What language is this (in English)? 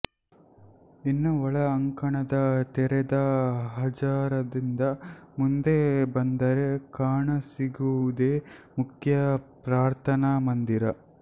Kannada